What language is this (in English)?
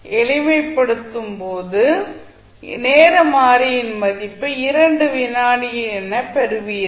Tamil